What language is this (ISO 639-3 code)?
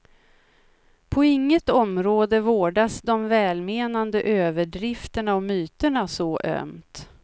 swe